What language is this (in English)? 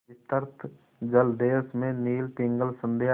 Hindi